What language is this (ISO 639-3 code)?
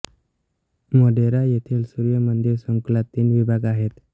mar